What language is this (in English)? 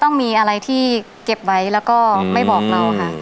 Thai